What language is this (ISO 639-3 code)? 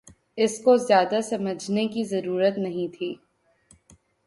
urd